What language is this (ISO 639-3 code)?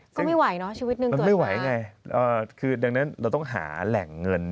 tha